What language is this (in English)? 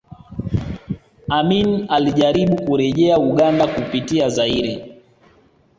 Swahili